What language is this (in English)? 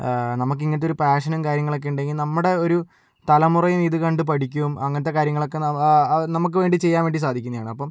Malayalam